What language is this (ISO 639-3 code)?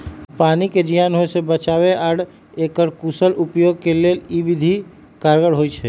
mag